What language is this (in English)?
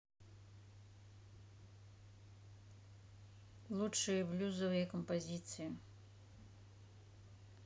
Russian